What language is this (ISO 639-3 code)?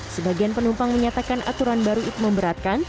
ind